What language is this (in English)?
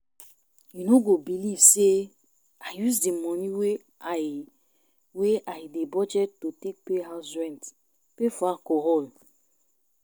Nigerian Pidgin